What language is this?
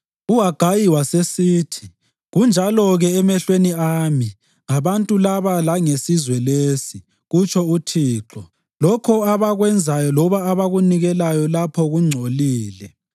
North Ndebele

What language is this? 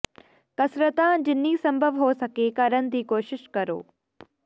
Punjabi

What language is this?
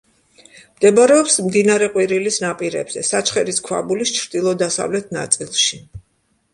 Georgian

